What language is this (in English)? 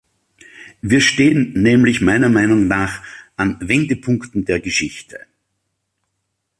German